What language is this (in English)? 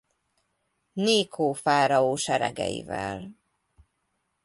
Hungarian